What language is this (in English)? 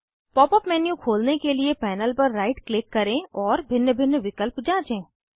Hindi